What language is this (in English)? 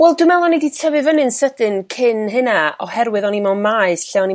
Welsh